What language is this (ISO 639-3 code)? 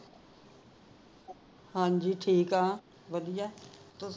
pan